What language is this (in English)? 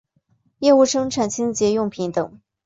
Chinese